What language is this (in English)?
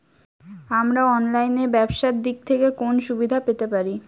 Bangla